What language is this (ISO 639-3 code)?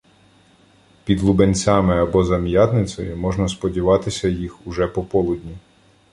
ukr